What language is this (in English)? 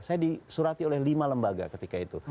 Indonesian